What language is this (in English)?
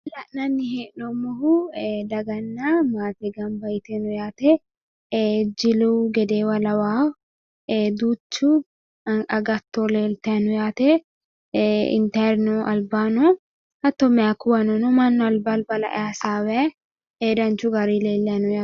Sidamo